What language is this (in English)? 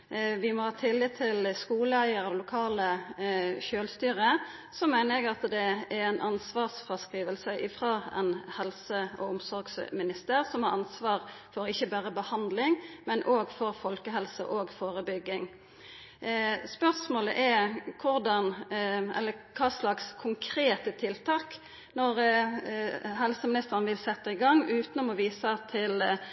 Norwegian Nynorsk